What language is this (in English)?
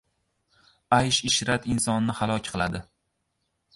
Uzbek